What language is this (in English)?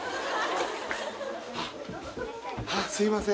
Japanese